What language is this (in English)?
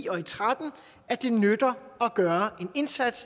Danish